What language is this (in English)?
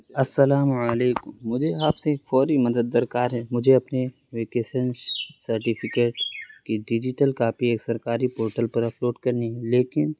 Urdu